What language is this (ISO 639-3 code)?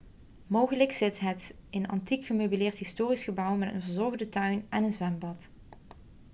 nld